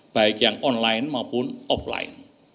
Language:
Indonesian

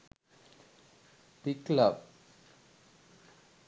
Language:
Sinhala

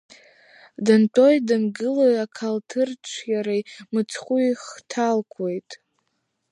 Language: Abkhazian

